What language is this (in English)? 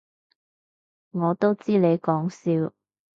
Cantonese